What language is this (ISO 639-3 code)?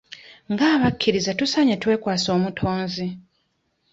lug